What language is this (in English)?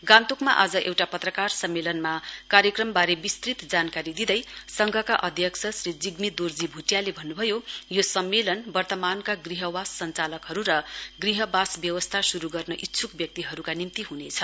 Nepali